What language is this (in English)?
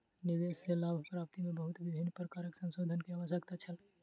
Maithili